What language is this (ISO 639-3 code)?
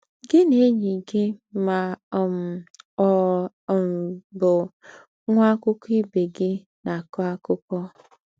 ibo